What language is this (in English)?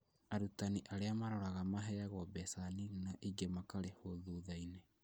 Kikuyu